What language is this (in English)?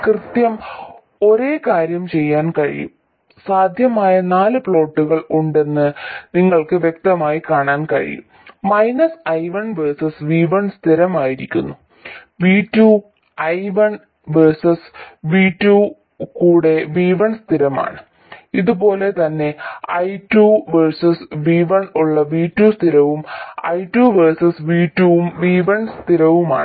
Malayalam